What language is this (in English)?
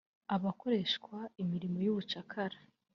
Kinyarwanda